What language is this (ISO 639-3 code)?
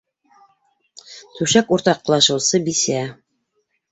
bak